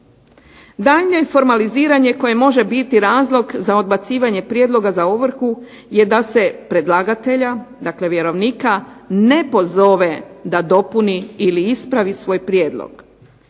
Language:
Croatian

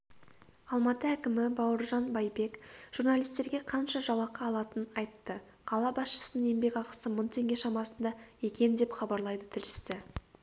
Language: Kazakh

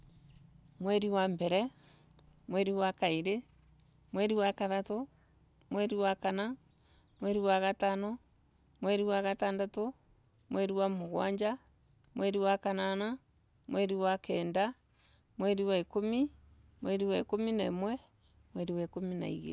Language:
Embu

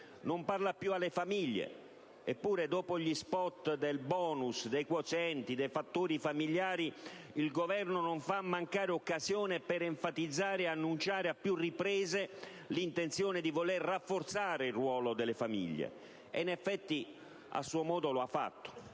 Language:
Italian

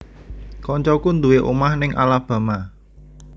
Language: Javanese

